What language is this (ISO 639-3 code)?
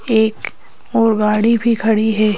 hin